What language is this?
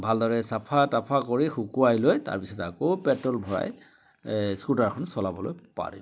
Assamese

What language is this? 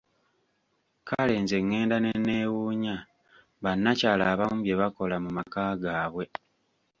Ganda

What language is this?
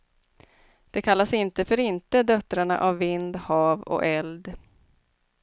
Swedish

